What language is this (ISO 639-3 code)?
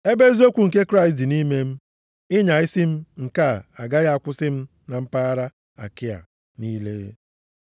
ibo